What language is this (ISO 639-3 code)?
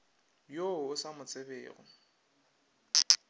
nso